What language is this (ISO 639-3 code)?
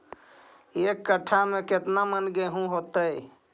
mag